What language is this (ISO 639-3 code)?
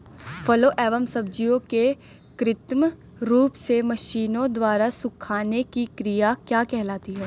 hin